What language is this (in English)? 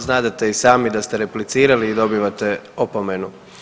Croatian